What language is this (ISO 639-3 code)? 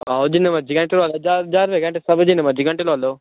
doi